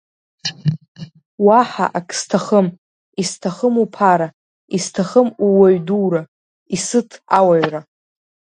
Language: Abkhazian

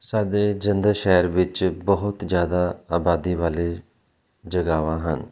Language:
Punjabi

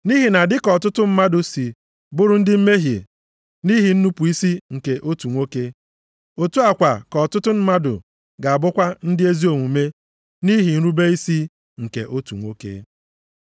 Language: Igbo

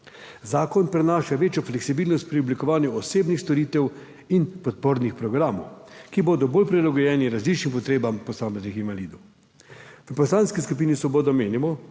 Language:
Slovenian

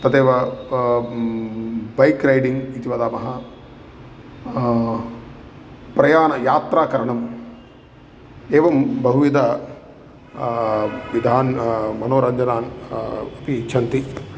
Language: Sanskrit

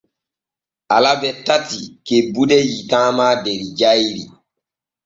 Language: Borgu Fulfulde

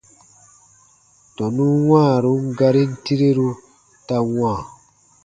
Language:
Baatonum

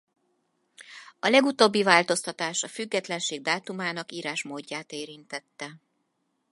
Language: Hungarian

